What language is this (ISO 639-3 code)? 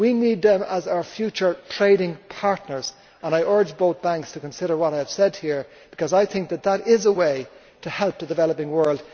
eng